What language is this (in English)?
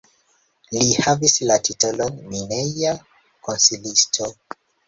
Esperanto